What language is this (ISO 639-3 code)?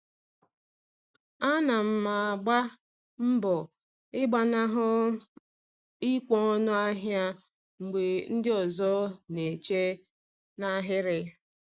ibo